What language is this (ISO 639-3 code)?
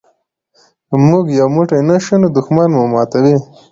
pus